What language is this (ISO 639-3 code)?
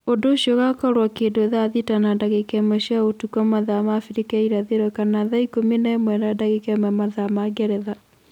kik